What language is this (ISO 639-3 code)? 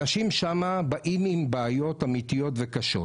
heb